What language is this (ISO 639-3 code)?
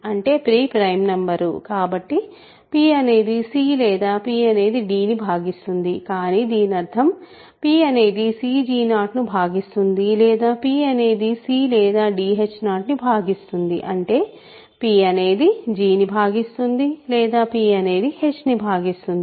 tel